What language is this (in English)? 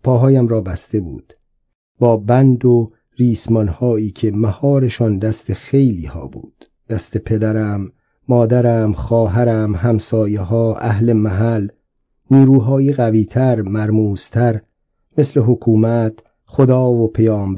Persian